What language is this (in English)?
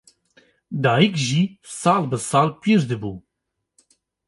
Kurdish